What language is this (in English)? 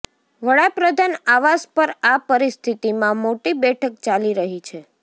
Gujarati